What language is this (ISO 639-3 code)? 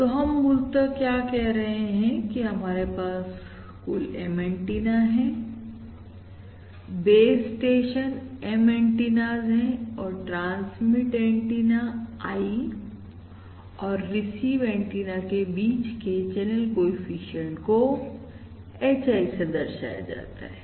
hin